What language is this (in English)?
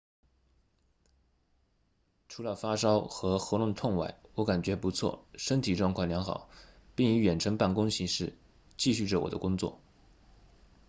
Chinese